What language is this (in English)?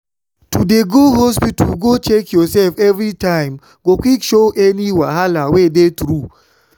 Nigerian Pidgin